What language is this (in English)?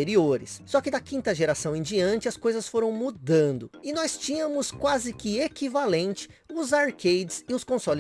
Portuguese